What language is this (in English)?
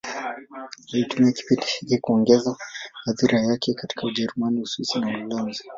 Swahili